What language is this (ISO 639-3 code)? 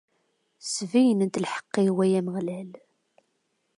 kab